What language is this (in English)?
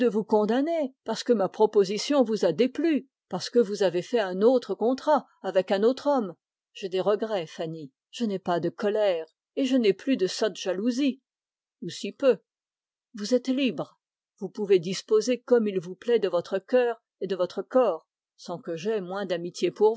French